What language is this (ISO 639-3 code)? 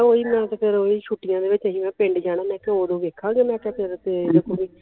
pan